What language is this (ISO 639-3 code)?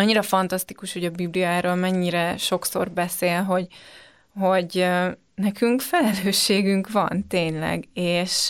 hun